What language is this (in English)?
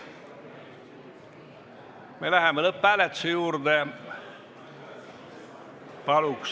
Estonian